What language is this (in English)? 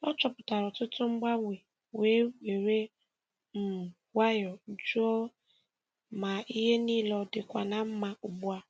Igbo